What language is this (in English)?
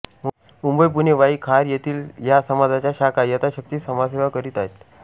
Marathi